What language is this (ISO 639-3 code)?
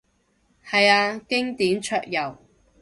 yue